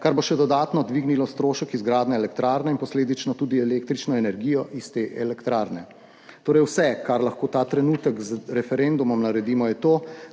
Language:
Slovenian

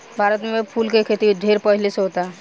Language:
Bhojpuri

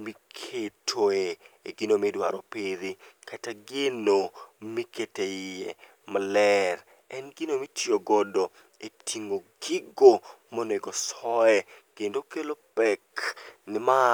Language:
Luo (Kenya and Tanzania)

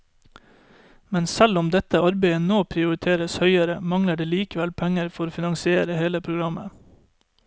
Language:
Norwegian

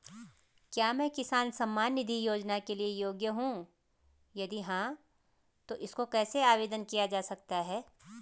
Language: Hindi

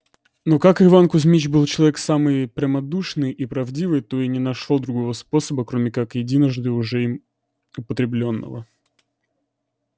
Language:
Russian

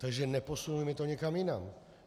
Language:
Czech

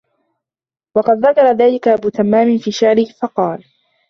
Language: Arabic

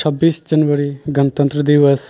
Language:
Maithili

